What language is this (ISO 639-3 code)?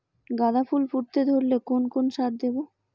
ben